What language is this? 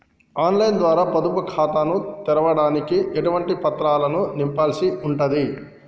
Telugu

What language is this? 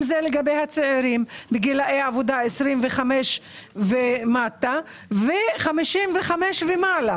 Hebrew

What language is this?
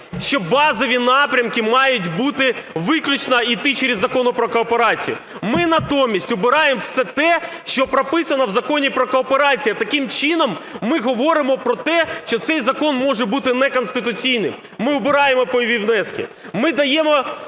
Ukrainian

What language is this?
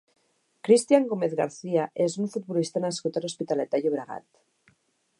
Catalan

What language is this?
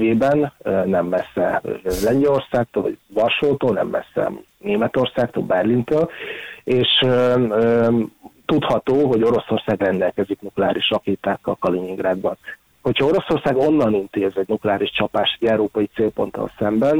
Hungarian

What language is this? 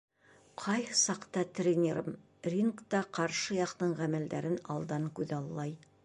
Bashkir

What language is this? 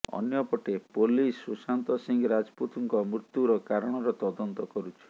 Odia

